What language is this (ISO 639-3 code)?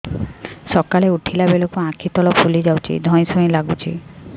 ori